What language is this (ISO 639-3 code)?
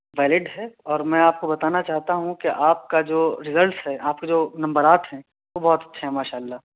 urd